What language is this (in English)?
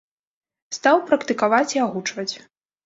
Belarusian